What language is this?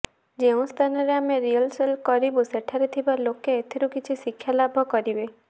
Odia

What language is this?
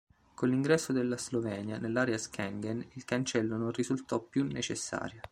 Italian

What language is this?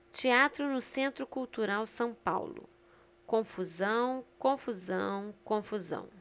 Portuguese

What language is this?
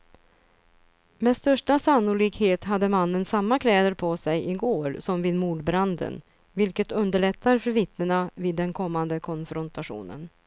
Swedish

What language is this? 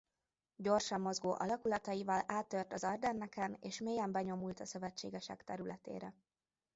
Hungarian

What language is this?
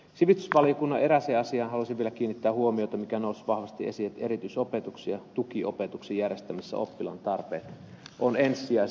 Finnish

